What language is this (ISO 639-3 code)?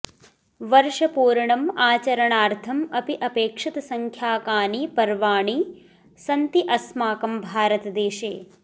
san